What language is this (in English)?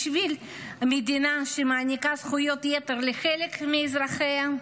Hebrew